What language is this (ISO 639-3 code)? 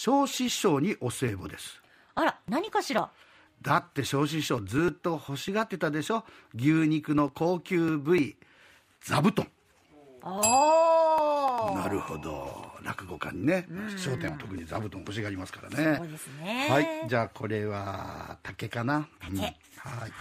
jpn